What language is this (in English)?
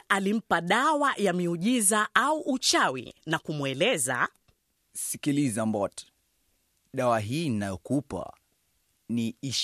Swahili